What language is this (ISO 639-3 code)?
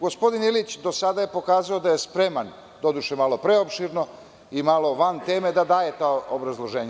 srp